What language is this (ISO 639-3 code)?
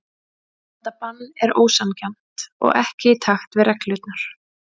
isl